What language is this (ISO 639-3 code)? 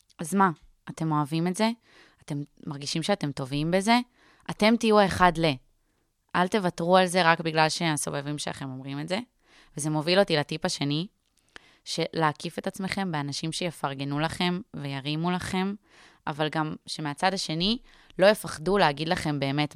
heb